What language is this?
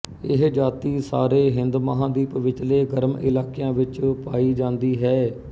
Punjabi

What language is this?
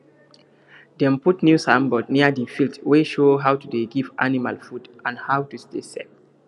Nigerian Pidgin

